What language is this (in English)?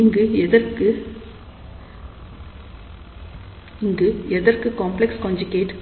Tamil